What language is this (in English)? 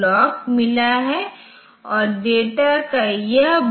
Hindi